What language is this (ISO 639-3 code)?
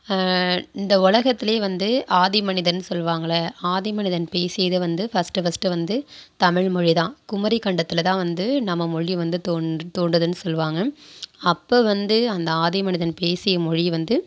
tam